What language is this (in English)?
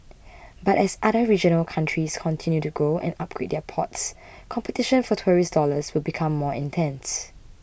English